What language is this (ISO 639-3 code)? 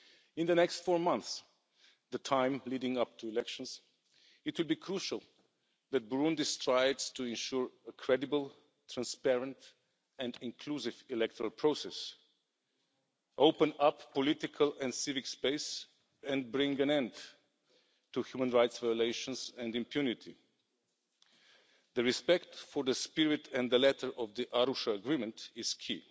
eng